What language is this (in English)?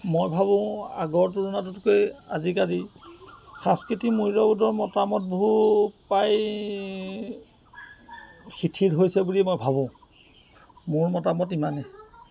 Assamese